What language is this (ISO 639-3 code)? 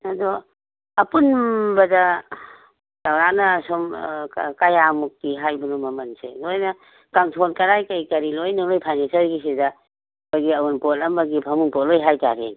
mni